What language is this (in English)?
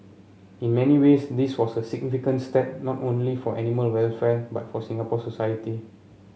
English